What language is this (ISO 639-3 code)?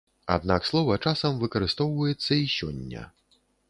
bel